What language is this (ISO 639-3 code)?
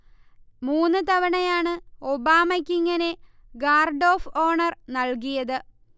mal